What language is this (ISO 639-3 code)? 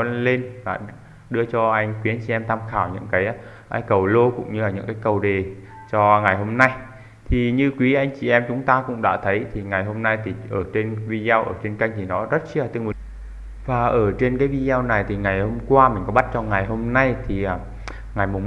vie